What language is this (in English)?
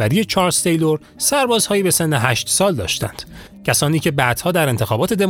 Persian